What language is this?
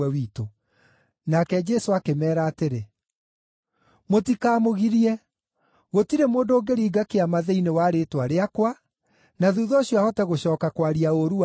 Kikuyu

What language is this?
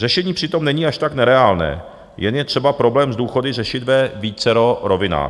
Czech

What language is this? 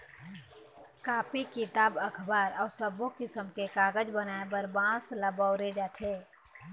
Chhattisgarhi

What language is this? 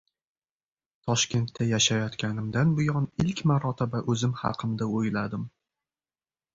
Uzbek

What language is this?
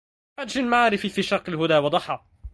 Arabic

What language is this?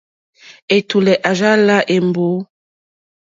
Mokpwe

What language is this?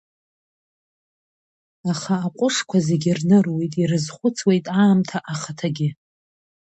Abkhazian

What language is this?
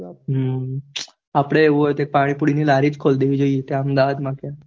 Gujarati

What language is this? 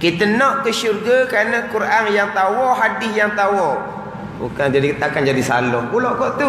Malay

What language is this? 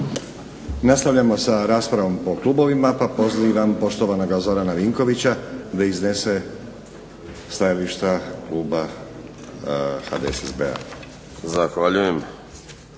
Croatian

